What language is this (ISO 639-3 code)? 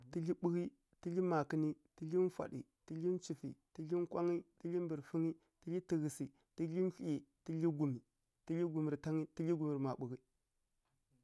fkk